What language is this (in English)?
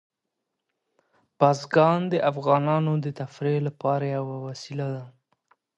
Pashto